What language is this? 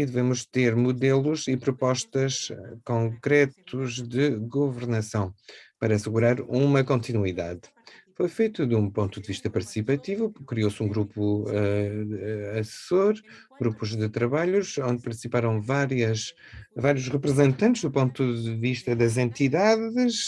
Portuguese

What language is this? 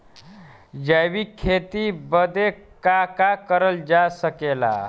Bhojpuri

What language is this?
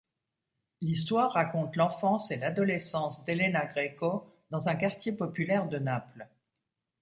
French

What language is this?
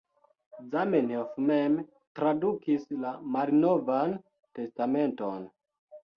Esperanto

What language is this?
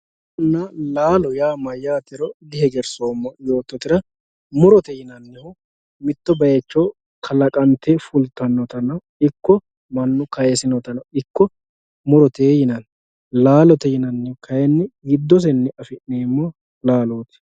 Sidamo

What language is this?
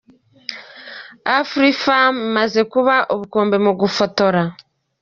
Kinyarwanda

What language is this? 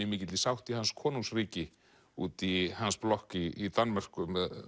Icelandic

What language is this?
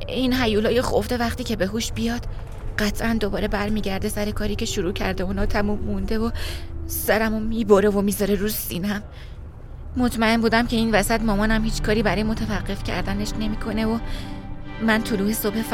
Persian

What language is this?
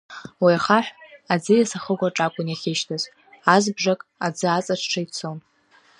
Abkhazian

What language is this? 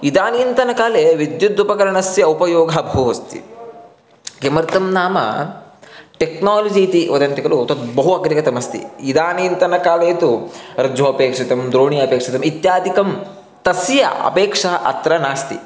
Sanskrit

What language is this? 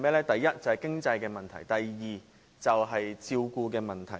Cantonese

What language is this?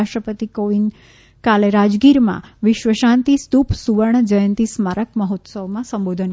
Gujarati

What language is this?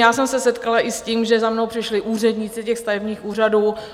Czech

